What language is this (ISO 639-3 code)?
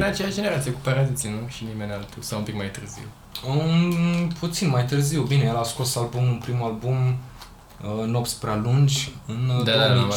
ron